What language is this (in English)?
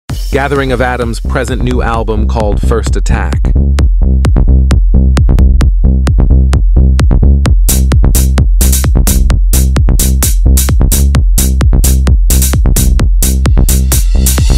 English